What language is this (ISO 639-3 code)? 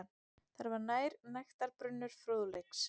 isl